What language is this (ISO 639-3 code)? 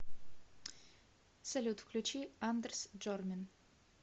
rus